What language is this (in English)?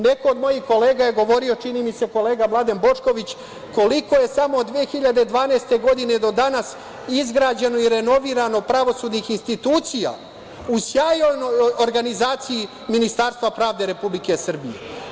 Serbian